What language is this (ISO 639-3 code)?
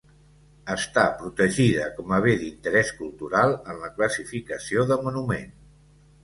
cat